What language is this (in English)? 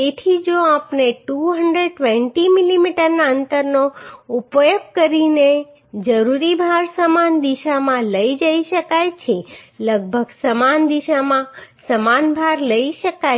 Gujarati